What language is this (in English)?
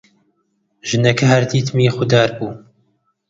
Central Kurdish